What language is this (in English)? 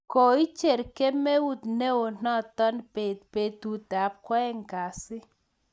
Kalenjin